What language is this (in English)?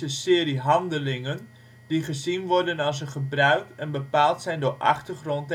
Dutch